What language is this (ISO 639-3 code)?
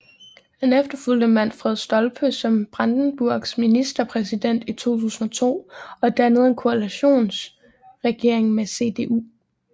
dan